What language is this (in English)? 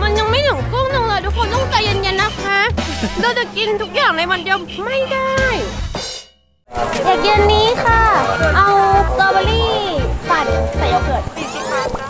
Thai